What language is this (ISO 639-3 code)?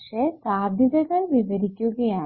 mal